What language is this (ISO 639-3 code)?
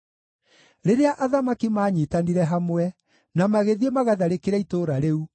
kik